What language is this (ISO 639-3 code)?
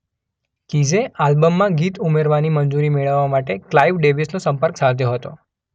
guj